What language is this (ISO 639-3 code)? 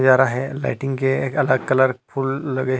hne